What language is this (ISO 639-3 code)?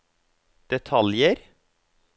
nor